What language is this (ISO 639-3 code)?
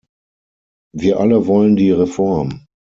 deu